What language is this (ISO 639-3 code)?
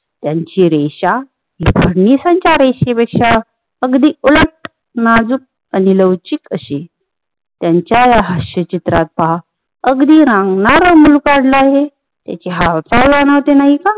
mar